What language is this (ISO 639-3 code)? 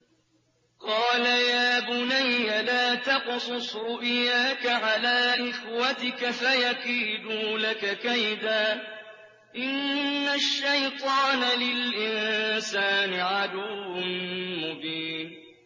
ara